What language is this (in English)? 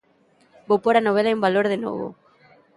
Galician